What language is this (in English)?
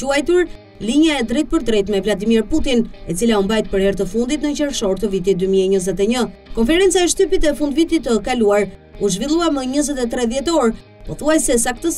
Romanian